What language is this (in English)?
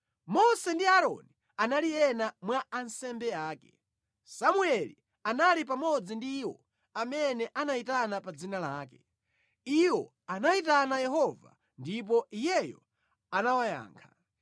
Nyanja